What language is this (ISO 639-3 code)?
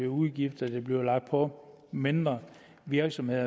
dan